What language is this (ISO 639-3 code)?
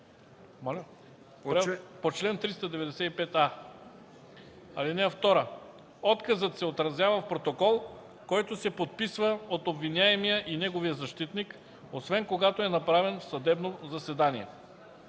bul